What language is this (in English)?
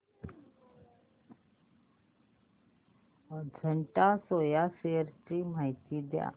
Marathi